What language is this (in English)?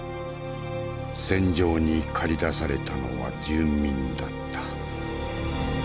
Japanese